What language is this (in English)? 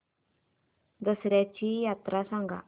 Marathi